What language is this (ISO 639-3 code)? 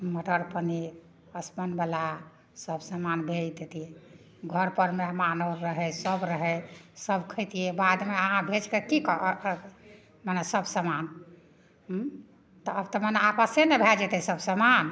mai